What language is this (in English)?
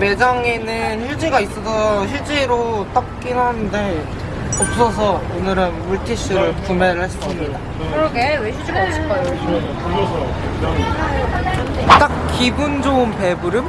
Korean